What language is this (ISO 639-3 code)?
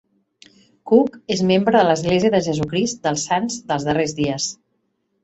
cat